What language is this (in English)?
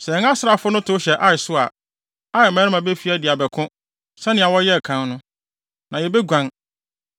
Akan